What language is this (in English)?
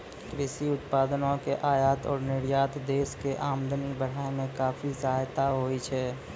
Maithili